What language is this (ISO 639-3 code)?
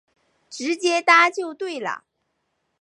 zho